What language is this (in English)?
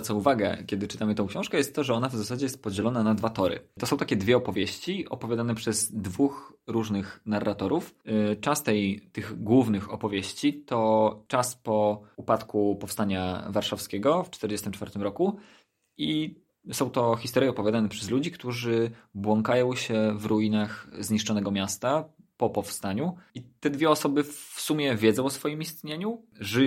Polish